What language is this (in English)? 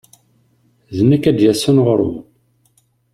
Kabyle